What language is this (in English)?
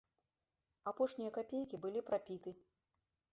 Belarusian